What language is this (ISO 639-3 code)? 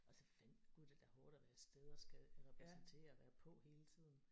dan